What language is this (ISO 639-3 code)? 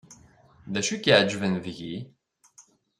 kab